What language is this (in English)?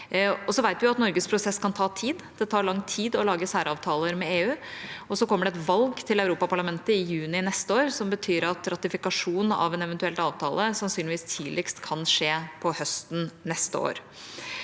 Norwegian